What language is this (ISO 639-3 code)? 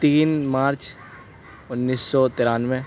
urd